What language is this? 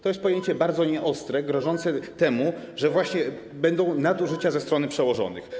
Polish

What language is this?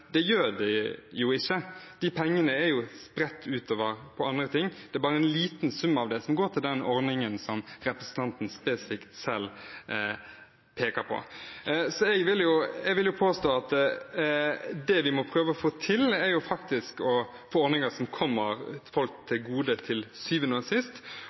Norwegian Bokmål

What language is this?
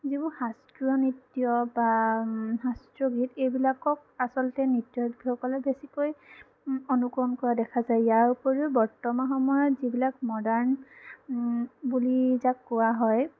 Assamese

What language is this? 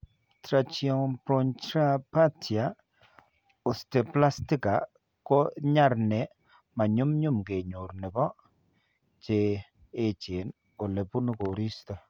Kalenjin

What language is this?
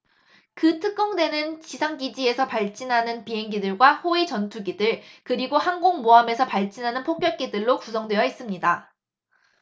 Korean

